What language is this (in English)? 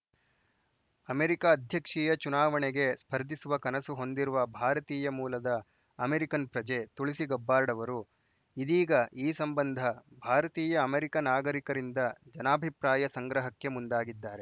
Kannada